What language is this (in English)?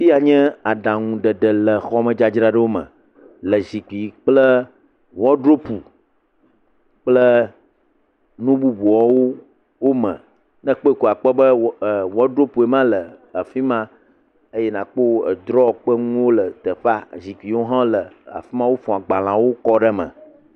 Ewe